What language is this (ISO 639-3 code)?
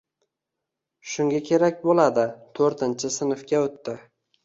uzb